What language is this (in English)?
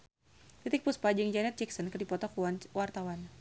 Sundanese